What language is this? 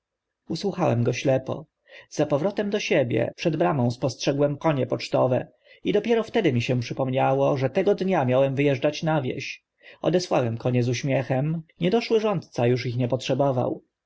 Polish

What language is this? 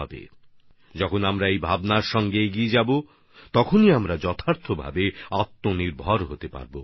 Bangla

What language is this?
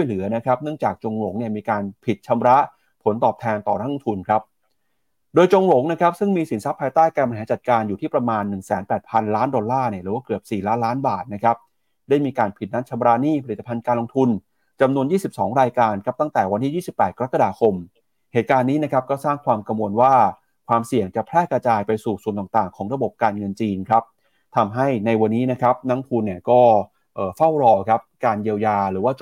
Thai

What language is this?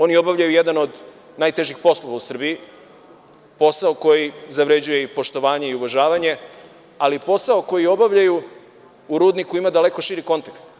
Serbian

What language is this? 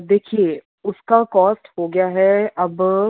Urdu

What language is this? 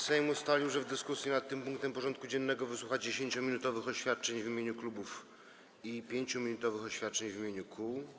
Polish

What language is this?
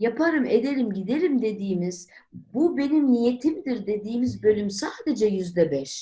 Turkish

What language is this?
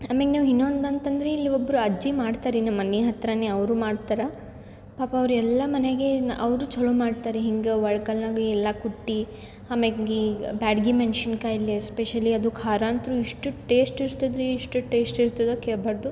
Kannada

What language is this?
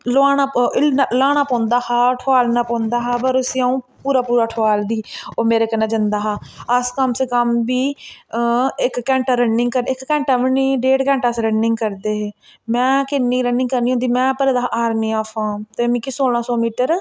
Dogri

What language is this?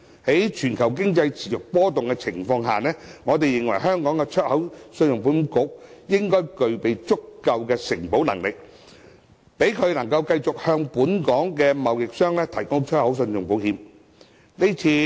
Cantonese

